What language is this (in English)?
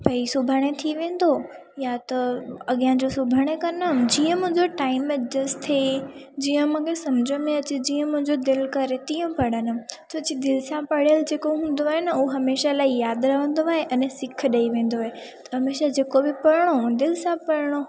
Sindhi